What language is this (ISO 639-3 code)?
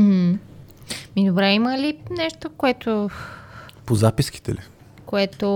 bul